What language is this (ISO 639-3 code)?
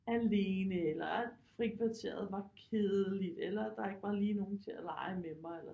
dan